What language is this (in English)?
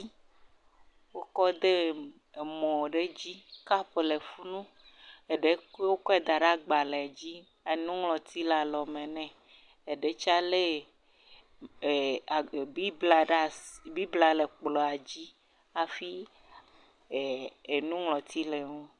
Ewe